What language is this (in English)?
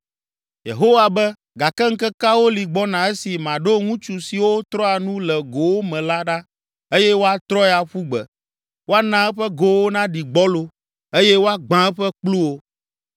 Ewe